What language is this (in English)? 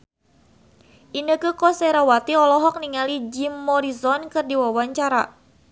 Sundanese